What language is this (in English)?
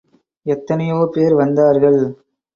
Tamil